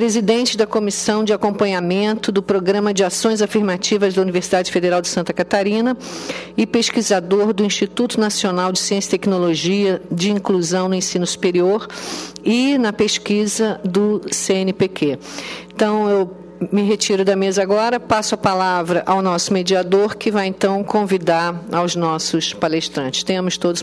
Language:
Portuguese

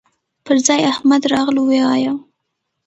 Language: Pashto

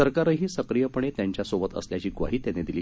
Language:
Marathi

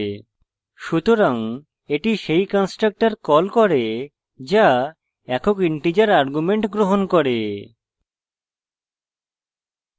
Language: Bangla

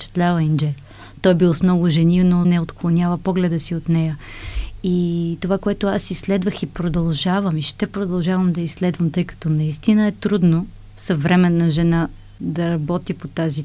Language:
Bulgarian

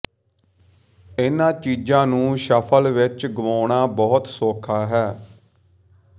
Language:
Punjabi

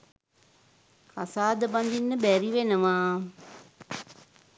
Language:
Sinhala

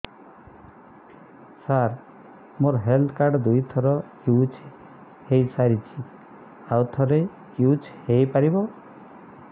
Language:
Odia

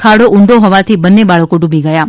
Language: Gujarati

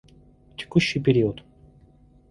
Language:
Russian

